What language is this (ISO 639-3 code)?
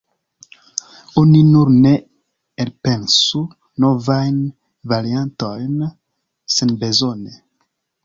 epo